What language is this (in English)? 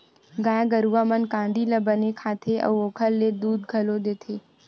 Chhattisgarhi